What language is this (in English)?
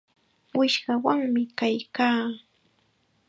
Chiquián Ancash Quechua